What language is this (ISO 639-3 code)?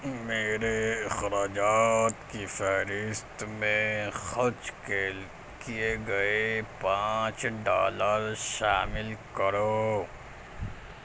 urd